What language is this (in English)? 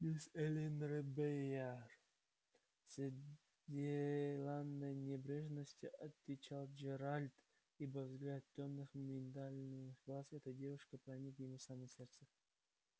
Russian